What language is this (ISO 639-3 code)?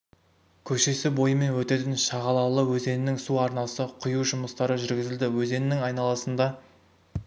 kaz